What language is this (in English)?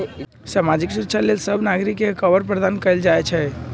Magahi